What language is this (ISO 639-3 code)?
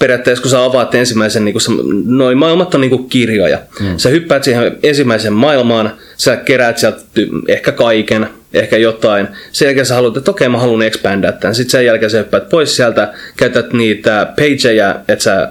fin